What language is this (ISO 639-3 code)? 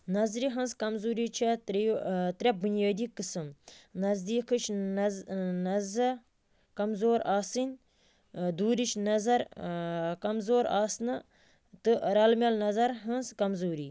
kas